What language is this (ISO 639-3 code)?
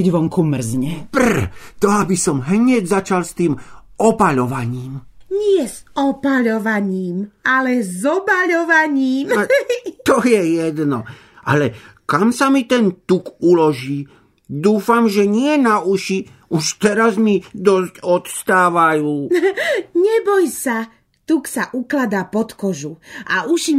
slk